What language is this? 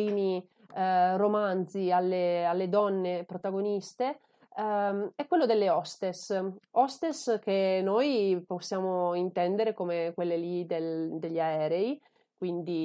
Italian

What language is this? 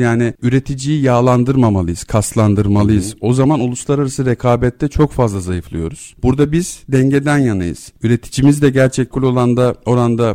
Turkish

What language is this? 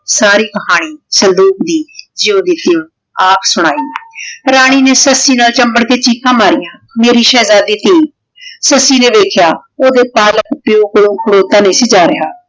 Punjabi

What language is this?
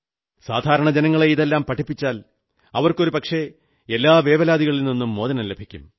Malayalam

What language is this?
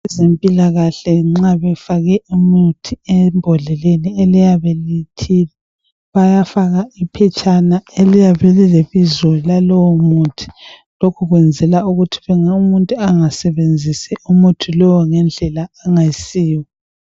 North Ndebele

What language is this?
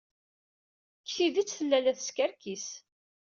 Kabyle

